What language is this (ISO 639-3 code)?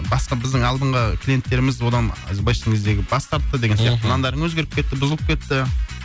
kaz